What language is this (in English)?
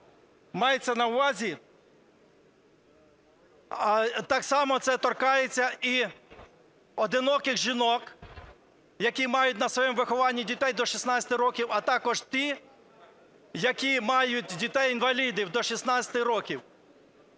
Ukrainian